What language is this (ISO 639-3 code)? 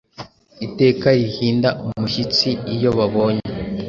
kin